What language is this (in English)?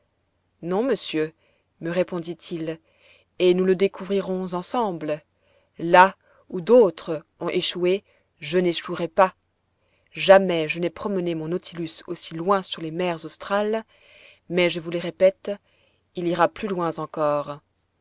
French